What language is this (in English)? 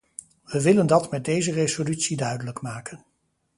Dutch